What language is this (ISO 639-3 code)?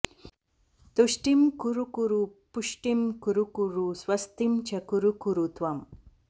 san